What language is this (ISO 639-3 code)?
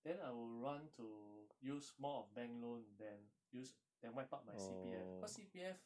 eng